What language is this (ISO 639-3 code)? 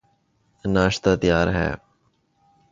urd